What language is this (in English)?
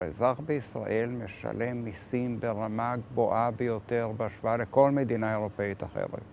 Hebrew